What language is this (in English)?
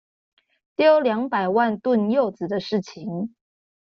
Chinese